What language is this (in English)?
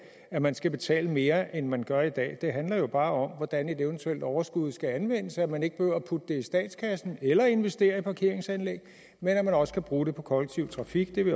Danish